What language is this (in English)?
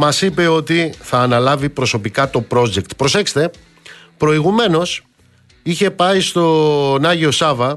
Greek